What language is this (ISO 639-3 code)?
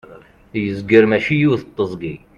kab